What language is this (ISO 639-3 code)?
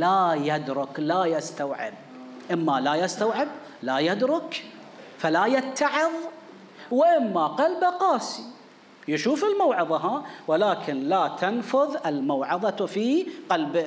ara